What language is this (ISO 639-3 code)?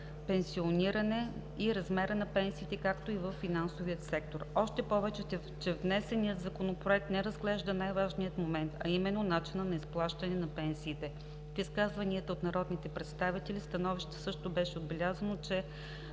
bul